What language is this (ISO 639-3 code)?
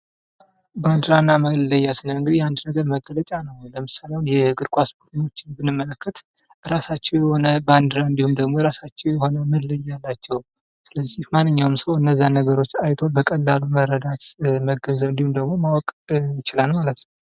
amh